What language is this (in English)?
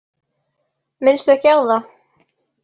Icelandic